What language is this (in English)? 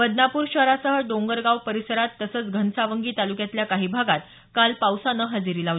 Marathi